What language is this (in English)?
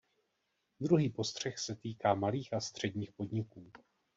Czech